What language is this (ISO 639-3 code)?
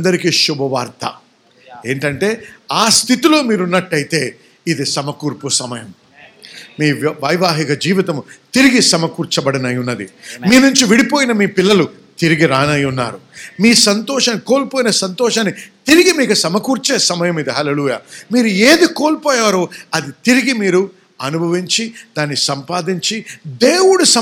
tel